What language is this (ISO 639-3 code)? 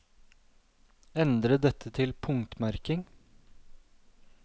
nor